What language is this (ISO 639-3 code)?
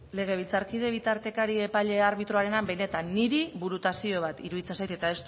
eus